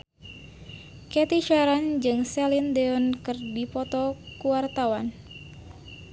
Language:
Sundanese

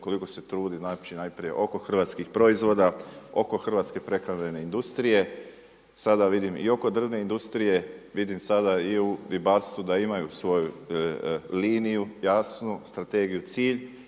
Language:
Croatian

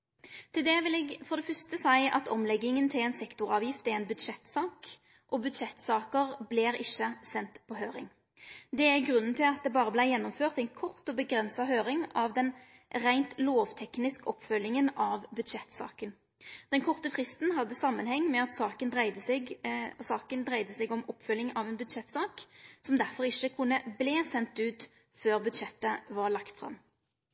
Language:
Norwegian Nynorsk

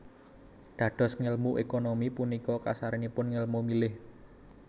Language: Javanese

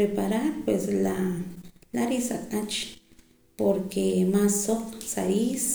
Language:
Poqomam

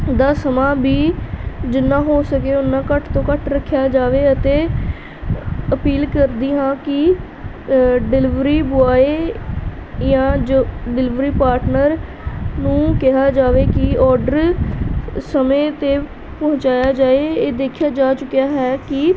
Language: Punjabi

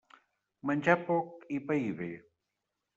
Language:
Catalan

